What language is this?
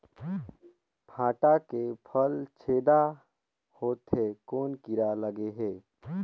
Chhattisgarhi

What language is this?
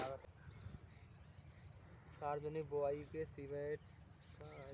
Maithili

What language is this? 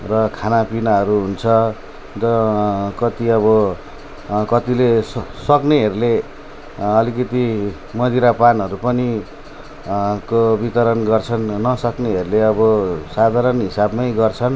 Nepali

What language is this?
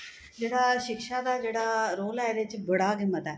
Dogri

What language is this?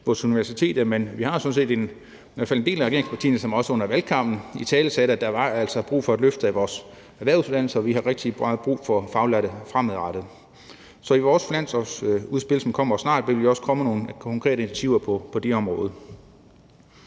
Danish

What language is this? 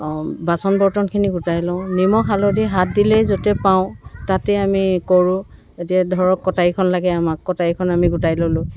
Assamese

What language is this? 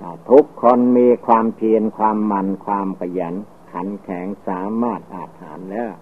Thai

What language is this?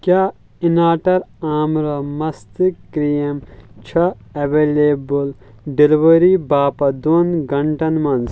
Kashmiri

